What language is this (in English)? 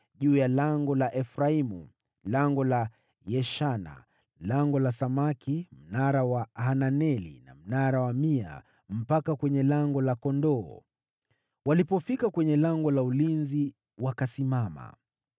Swahili